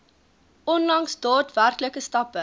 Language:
Afrikaans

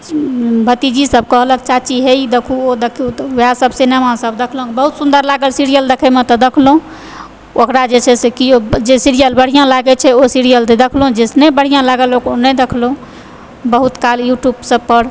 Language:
Maithili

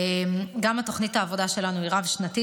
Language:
Hebrew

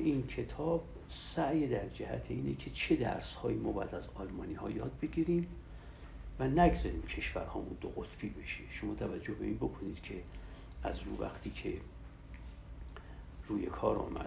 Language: Persian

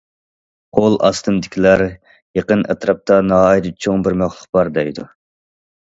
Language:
Uyghur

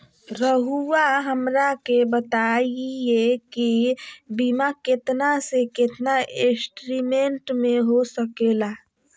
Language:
Magahi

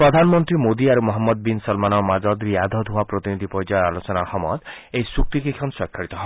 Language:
Assamese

